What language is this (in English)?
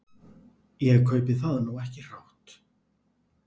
Icelandic